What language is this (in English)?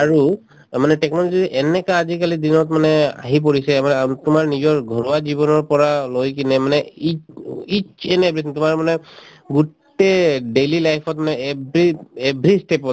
Assamese